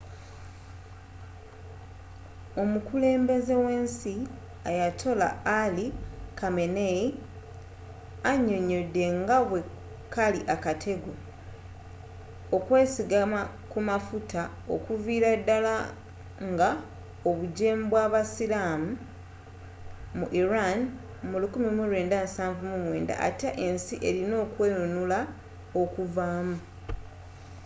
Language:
Ganda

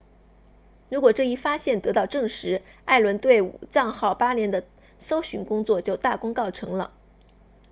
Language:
Chinese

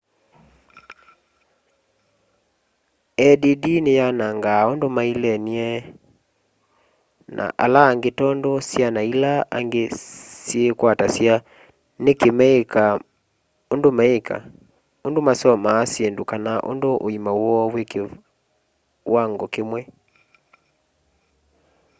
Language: Kamba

